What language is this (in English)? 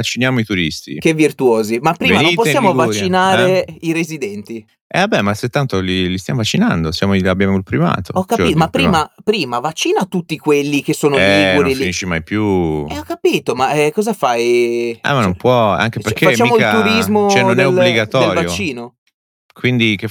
Italian